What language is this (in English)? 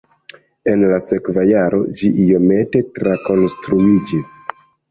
Esperanto